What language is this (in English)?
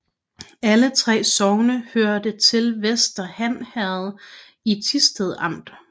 Danish